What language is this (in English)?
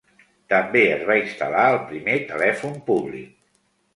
Catalan